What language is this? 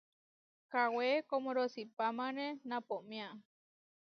Huarijio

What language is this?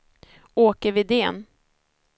Swedish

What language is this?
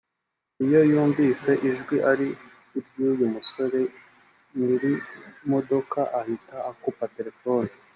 Kinyarwanda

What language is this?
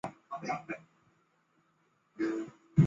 Chinese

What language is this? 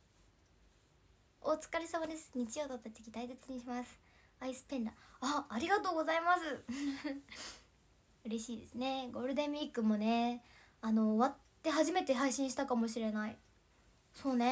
Japanese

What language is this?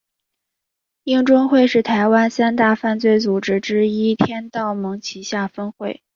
Chinese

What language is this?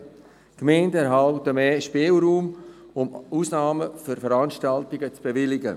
Swiss German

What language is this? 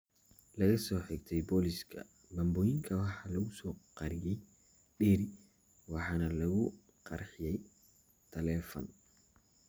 Somali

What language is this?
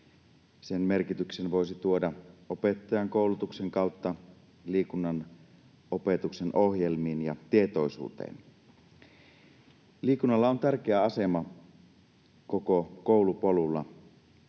Finnish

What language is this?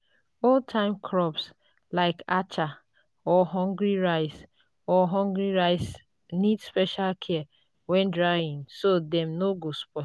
Nigerian Pidgin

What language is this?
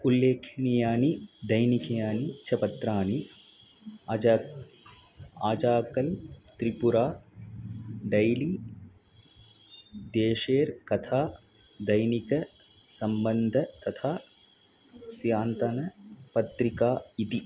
Sanskrit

